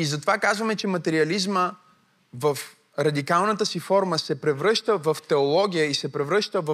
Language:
Bulgarian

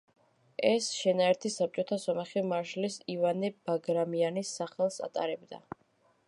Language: Georgian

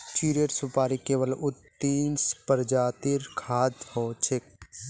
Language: Magahi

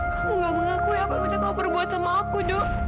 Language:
Indonesian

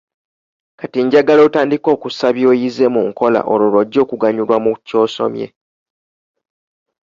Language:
Ganda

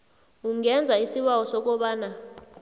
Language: South Ndebele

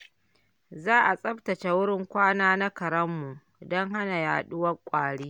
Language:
Hausa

